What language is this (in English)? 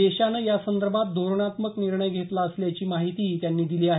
Marathi